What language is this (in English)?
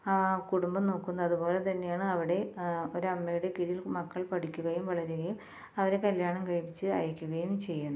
Malayalam